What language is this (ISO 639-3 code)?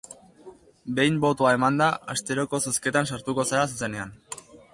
eus